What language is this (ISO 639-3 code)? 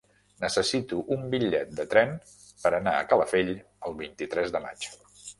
cat